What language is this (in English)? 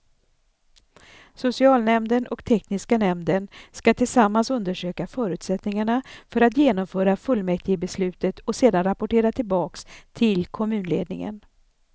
Swedish